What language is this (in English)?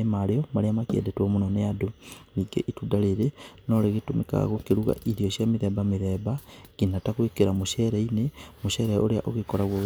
Kikuyu